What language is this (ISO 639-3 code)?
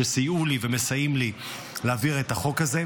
heb